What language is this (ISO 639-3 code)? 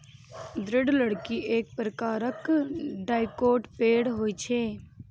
mai